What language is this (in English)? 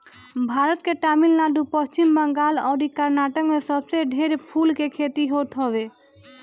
Bhojpuri